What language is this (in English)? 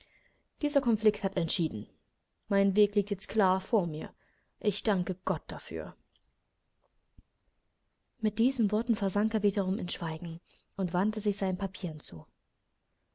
German